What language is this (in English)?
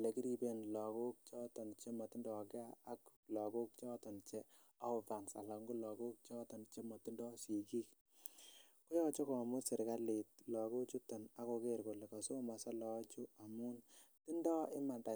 Kalenjin